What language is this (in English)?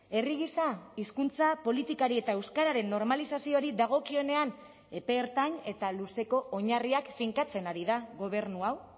Basque